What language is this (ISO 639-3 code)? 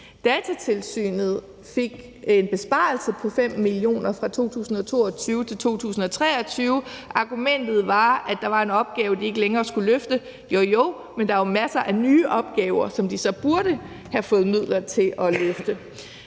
dan